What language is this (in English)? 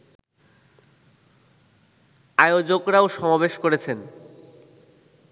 Bangla